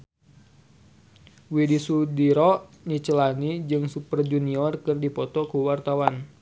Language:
Sundanese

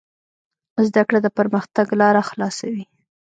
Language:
Pashto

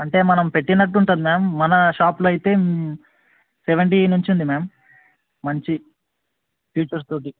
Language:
Telugu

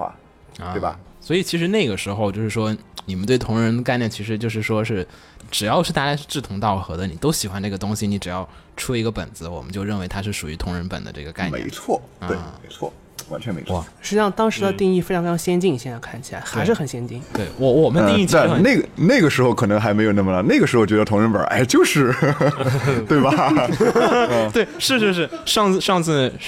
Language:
Chinese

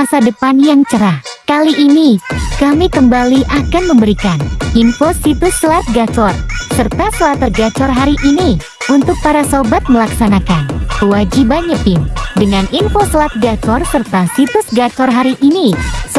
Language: Indonesian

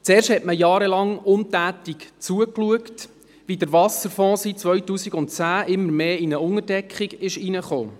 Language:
Swiss German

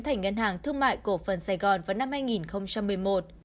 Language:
Vietnamese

